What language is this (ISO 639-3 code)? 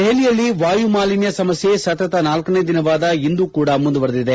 kan